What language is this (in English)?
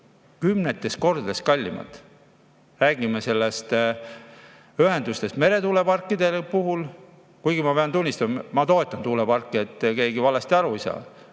Estonian